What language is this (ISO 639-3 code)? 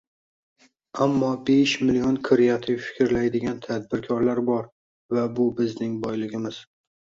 uzb